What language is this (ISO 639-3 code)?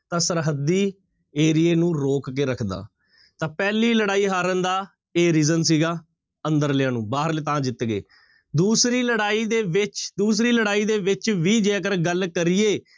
pan